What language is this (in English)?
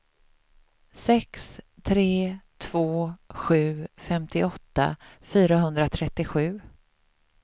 Swedish